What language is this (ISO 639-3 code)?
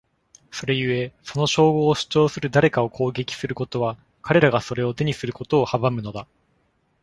jpn